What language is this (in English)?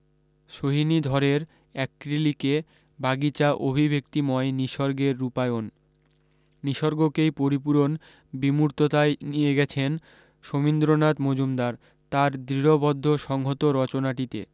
Bangla